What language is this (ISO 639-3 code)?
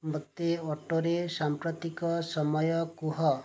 ori